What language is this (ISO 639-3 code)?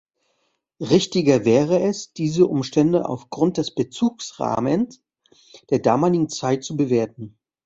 deu